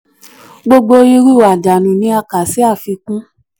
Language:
Yoruba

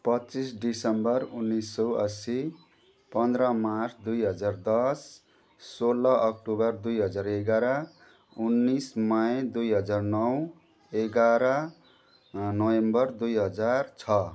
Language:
Nepali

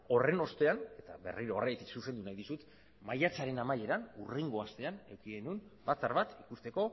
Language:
Basque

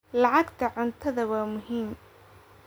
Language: Somali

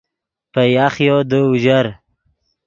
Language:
Yidgha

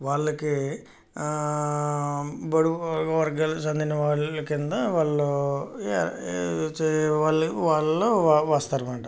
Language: Telugu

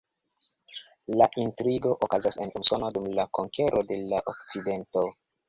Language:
Esperanto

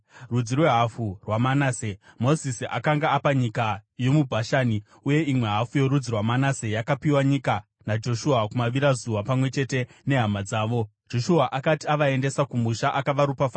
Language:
Shona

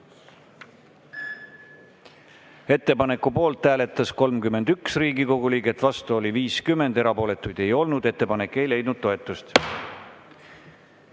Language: Estonian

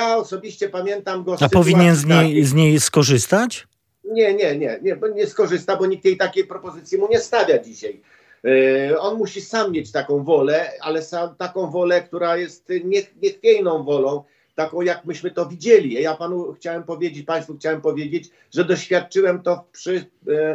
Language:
Polish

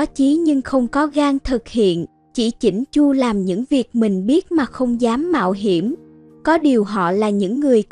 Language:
Vietnamese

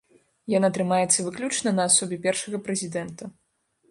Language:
Belarusian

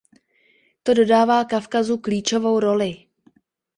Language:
Czech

